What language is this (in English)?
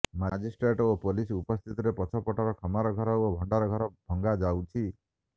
Odia